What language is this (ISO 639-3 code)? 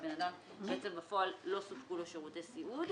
heb